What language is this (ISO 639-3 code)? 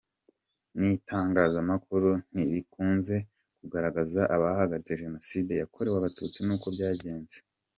kin